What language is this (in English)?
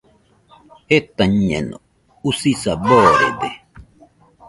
Nüpode Huitoto